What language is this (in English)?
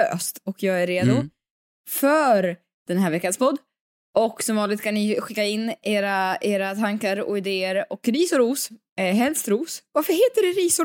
Swedish